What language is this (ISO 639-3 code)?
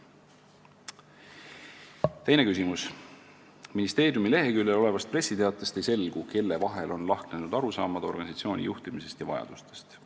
est